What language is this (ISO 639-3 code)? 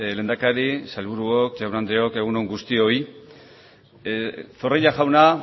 eus